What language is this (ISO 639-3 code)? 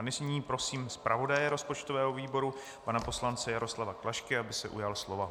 ces